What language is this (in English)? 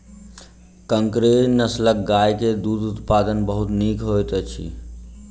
Maithili